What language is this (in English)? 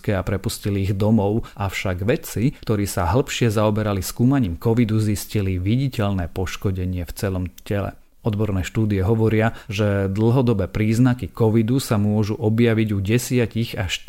Slovak